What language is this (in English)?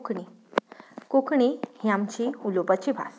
Konkani